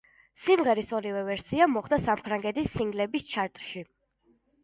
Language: Georgian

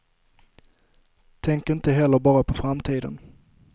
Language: Swedish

